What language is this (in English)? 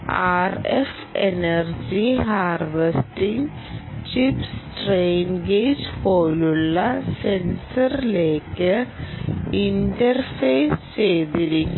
Malayalam